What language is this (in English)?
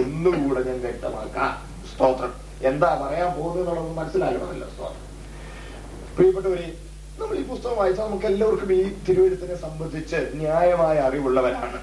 Malayalam